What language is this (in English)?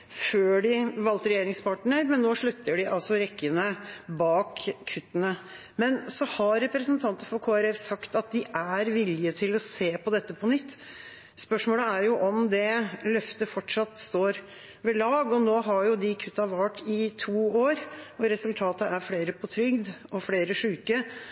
Norwegian Bokmål